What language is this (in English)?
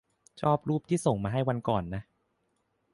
Thai